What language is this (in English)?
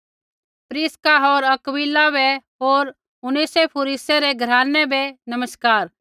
Kullu Pahari